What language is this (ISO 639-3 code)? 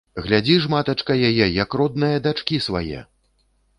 bel